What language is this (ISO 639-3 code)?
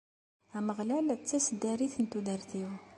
kab